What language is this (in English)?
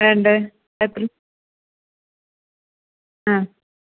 Malayalam